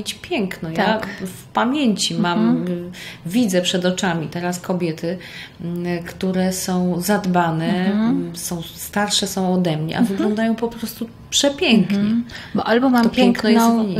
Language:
Polish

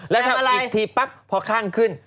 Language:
Thai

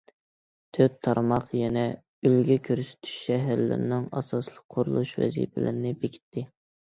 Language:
Uyghur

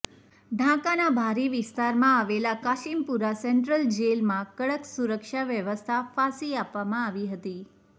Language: Gujarati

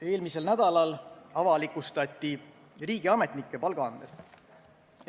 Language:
Estonian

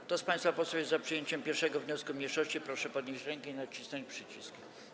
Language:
Polish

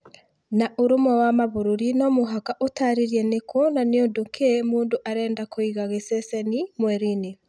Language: Kikuyu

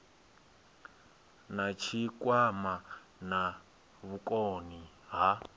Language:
Venda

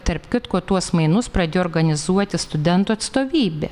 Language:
Lithuanian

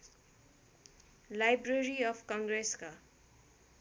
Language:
Nepali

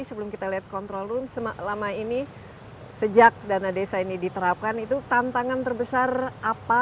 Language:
Indonesian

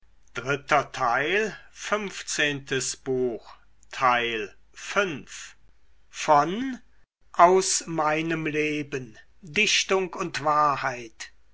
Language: German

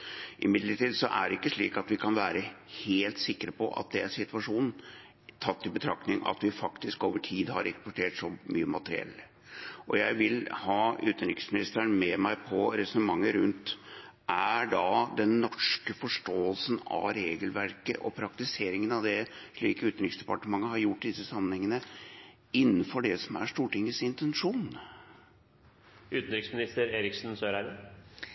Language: Norwegian Bokmål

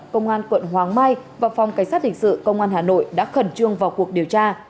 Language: Vietnamese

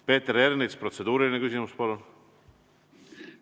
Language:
Estonian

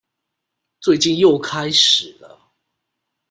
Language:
Chinese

